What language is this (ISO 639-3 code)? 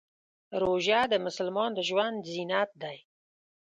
pus